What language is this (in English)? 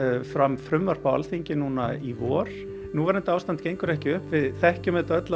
Icelandic